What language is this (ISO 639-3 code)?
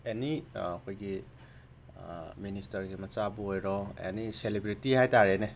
mni